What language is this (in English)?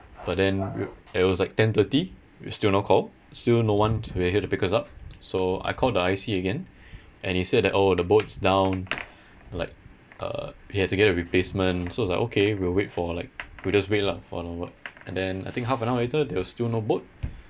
English